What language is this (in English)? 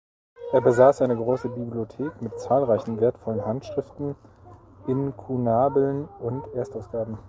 German